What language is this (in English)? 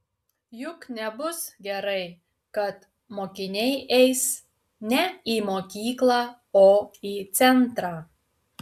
Lithuanian